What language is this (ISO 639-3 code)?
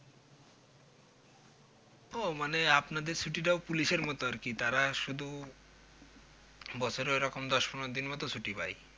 ben